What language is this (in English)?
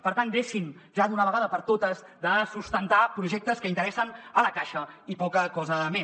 Catalan